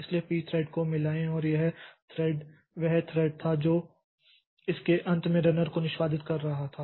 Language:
Hindi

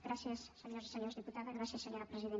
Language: Catalan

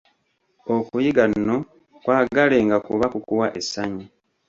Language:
Ganda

